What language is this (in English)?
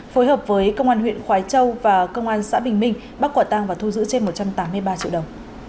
Vietnamese